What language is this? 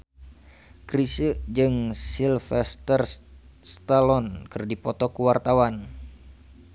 Sundanese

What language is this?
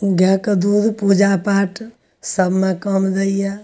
Maithili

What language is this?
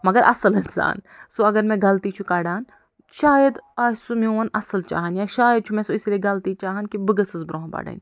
Kashmiri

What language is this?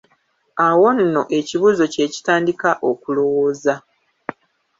Ganda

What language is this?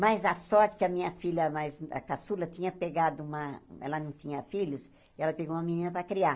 Portuguese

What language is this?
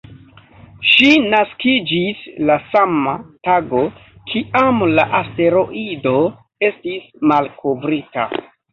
Esperanto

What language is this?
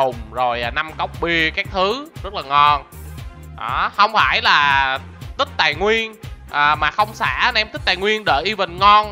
Vietnamese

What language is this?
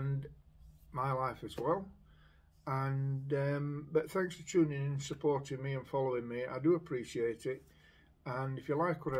English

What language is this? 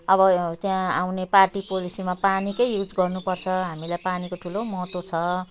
Nepali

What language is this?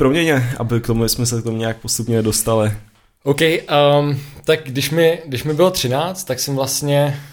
Czech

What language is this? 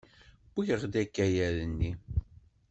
Kabyle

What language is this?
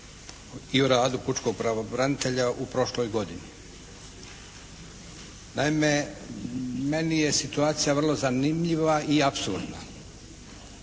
Croatian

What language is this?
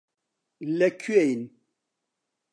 Central Kurdish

